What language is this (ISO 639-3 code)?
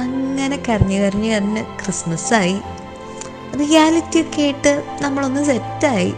mal